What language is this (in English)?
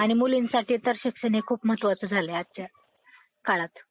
Marathi